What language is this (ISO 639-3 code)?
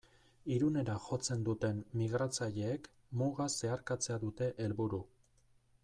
eus